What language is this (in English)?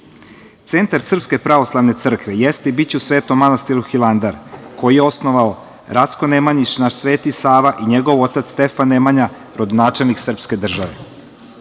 Serbian